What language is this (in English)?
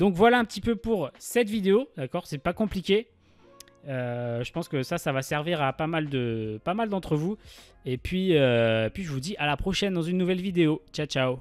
French